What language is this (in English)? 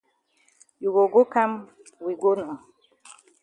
Cameroon Pidgin